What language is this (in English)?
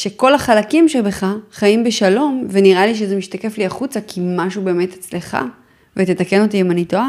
Hebrew